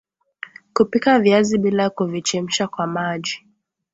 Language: Swahili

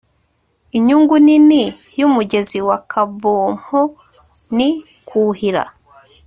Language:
Kinyarwanda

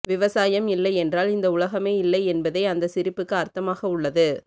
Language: Tamil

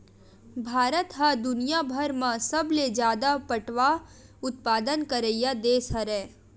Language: Chhattisgarhi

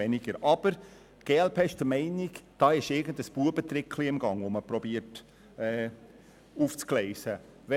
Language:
Swiss German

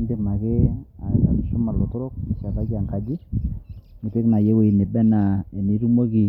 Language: Masai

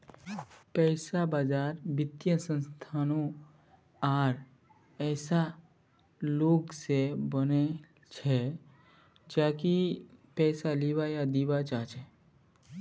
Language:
Magahi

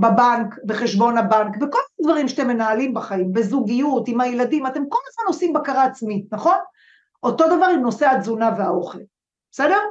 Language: Hebrew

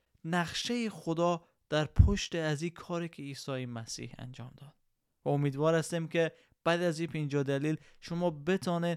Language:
Persian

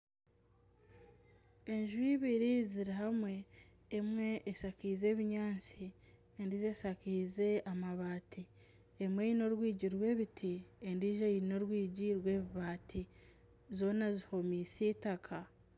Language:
Nyankole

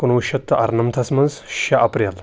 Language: Kashmiri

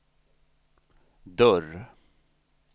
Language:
Swedish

